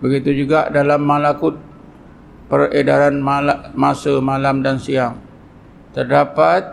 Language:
Malay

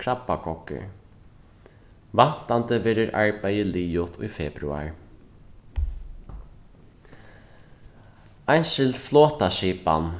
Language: Faroese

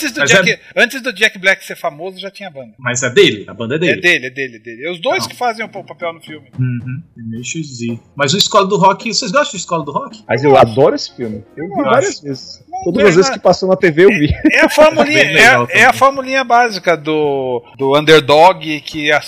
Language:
Portuguese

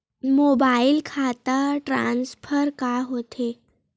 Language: Chhattisgarhi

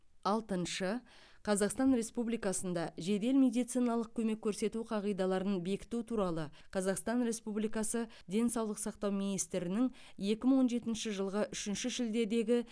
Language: Kazakh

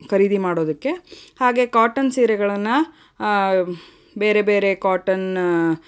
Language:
Kannada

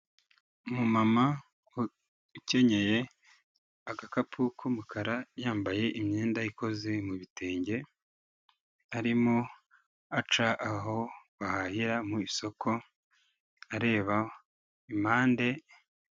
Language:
Kinyarwanda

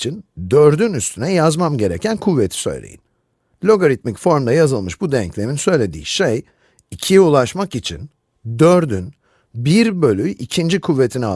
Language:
Turkish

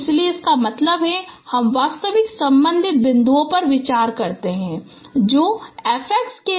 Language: Hindi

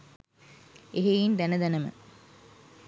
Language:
Sinhala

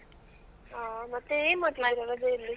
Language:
Kannada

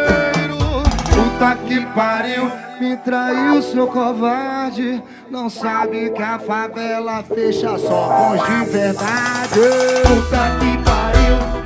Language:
Portuguese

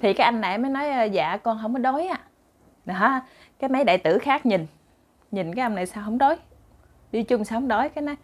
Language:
Vietnamese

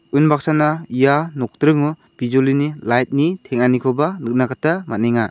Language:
Garo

